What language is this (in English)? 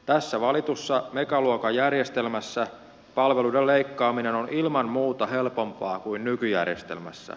Finnish